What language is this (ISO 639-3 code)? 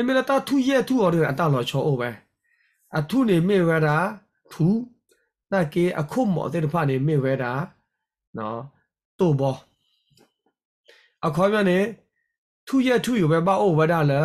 tha